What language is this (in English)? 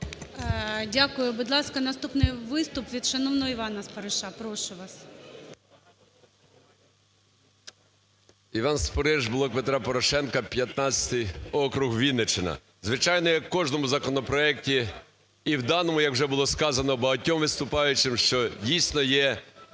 Ukrainian